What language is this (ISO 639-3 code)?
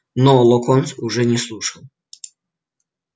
rus